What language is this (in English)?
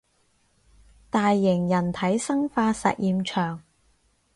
Cantonese